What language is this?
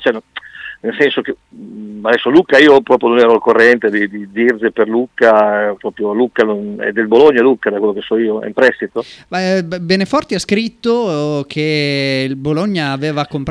Italian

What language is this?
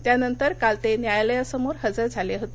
Marathi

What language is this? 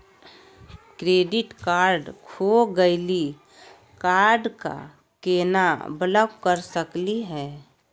Magahi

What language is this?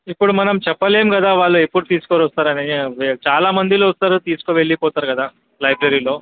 Telugu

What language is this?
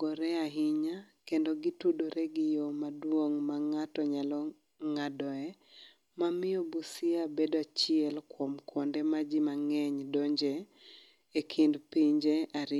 Luo (Kenya and Tanzania)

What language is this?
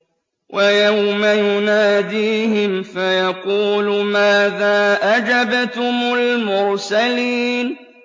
Arabic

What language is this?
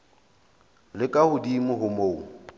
Southern Sotho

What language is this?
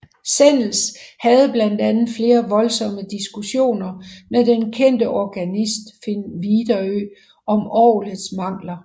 Danish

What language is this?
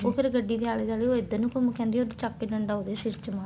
Punjabi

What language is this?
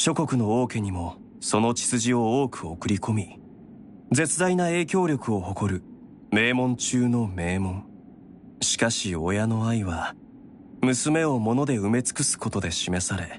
Japanese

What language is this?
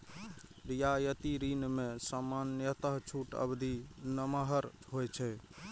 Maithili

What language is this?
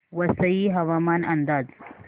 Marathi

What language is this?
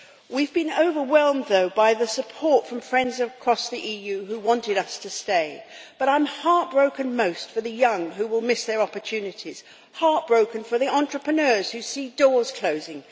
English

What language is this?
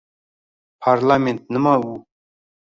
Uzbek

